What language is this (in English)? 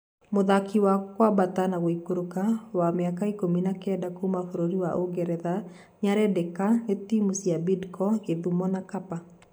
Kikuyu